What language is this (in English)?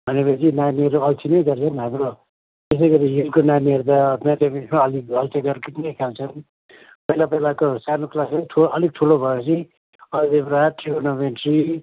Nepali